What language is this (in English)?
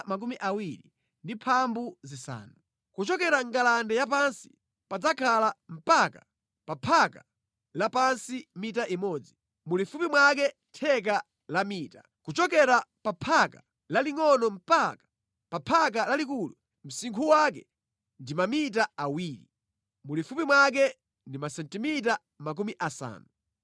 Nyanja